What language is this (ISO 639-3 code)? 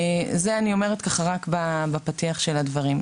heb